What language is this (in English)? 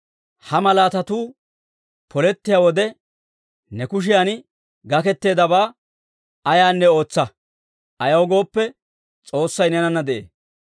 Dawro